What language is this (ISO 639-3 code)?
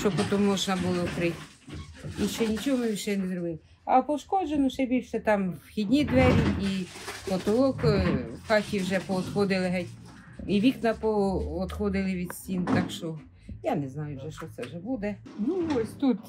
ukr